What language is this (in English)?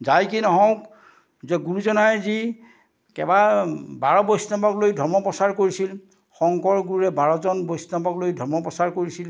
Assamese